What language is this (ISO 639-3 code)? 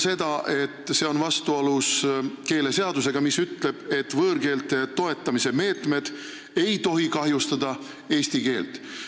est